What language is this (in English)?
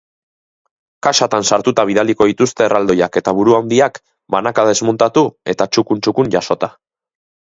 Basque